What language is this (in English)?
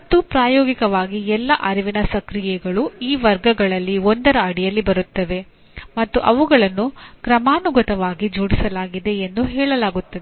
Kannada